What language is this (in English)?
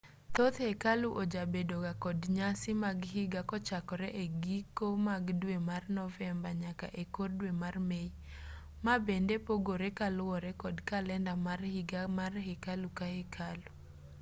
Luo (Kenya and Tanzania)